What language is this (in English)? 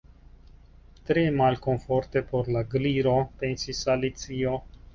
Esperanto